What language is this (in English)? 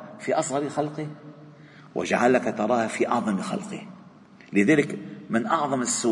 Arabic